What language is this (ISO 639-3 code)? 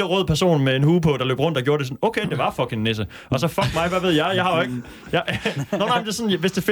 dan